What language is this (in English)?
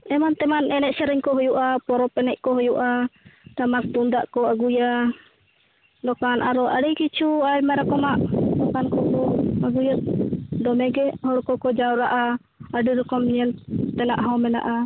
Santali